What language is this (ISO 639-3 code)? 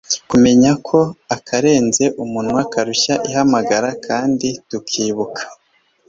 kin